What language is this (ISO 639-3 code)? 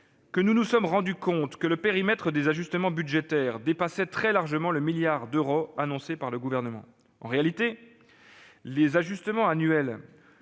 fra